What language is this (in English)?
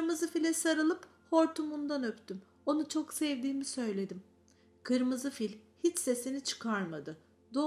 Turkish